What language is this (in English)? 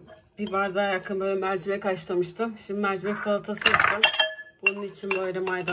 Turkish